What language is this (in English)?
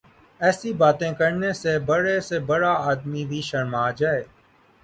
Urdu